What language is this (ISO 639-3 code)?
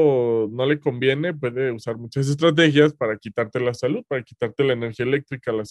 spa